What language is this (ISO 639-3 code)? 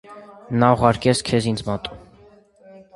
hye